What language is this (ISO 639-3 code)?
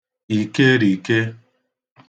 ibo